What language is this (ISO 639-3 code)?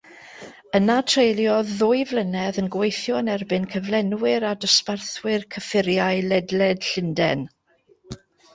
cym